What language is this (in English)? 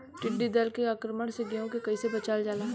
Bhojpuri